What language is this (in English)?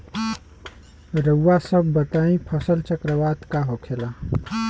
Bhojpuri